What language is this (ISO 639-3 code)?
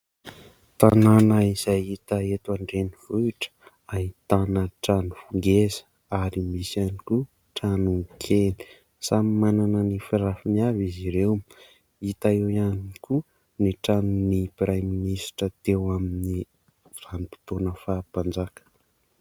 mlg